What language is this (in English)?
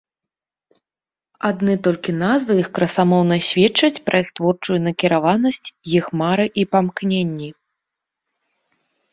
Belarusian